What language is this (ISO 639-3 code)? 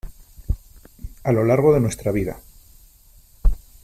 spa